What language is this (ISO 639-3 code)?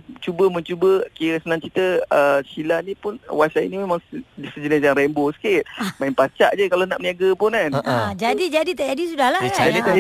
msa